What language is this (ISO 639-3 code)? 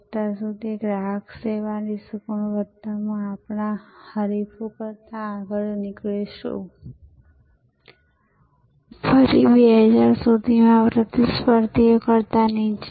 guj